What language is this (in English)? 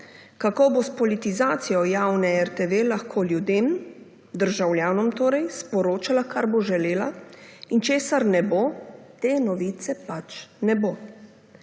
Slovenian